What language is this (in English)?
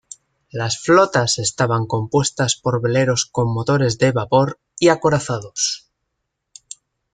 Spanish